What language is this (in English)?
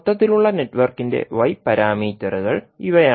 Malayalam